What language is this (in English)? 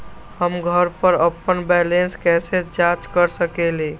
Magahi